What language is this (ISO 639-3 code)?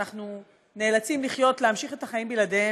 heb